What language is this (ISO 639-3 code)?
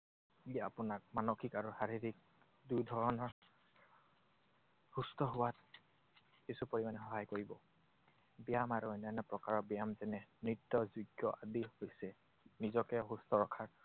asm